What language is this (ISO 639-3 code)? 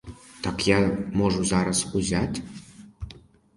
ukr